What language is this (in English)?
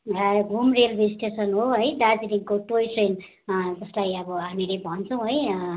Nepali